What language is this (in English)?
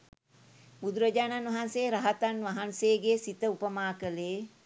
Sinhala